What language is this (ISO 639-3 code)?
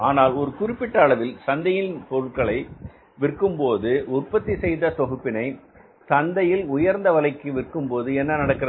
tam